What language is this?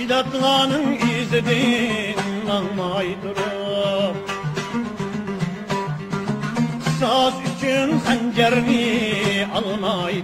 Arabic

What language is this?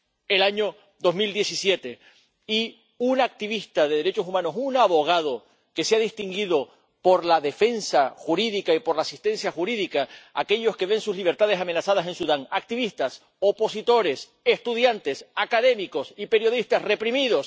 Spanish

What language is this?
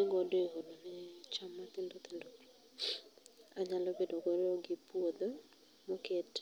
Luo (Kenya and Tanzania)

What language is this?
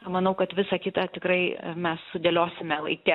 Lithuanian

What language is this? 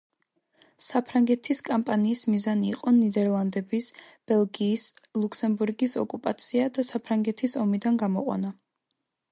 Georgian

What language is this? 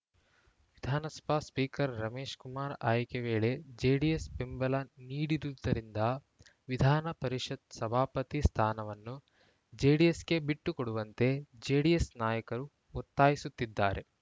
Kannada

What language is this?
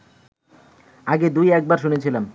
Bangla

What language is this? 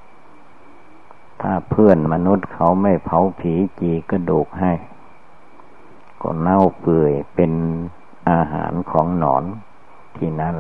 Thai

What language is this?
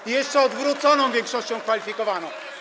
Polish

